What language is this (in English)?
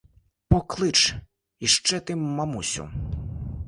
Ukrainian